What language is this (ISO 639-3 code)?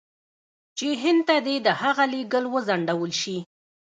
pus